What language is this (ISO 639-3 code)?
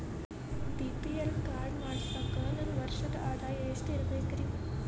kan